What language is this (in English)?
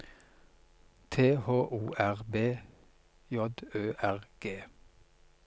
Norwegian